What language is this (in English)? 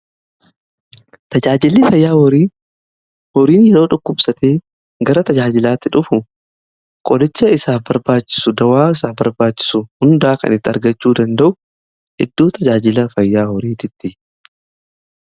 Oromo